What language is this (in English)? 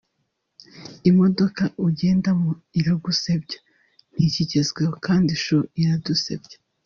Kinyarwanda